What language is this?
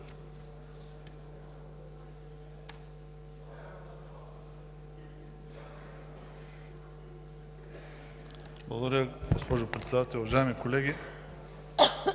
Bulgarian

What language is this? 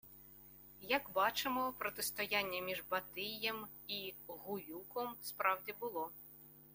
Ukrainian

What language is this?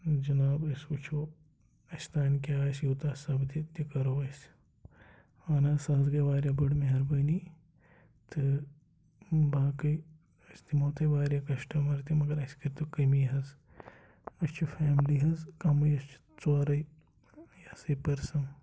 Kashmiri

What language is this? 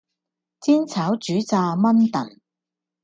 Cantonese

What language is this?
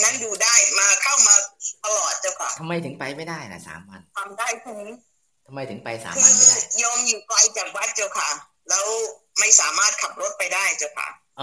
Thai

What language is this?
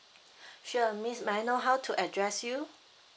English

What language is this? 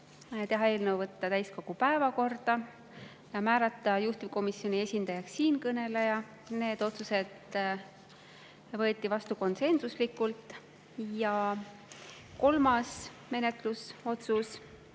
Estonian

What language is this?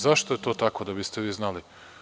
Serbian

